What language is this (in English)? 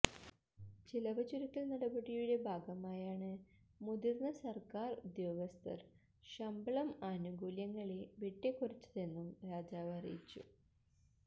Malayalam